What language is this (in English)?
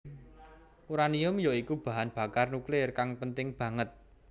Javanese